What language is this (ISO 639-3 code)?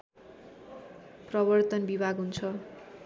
nep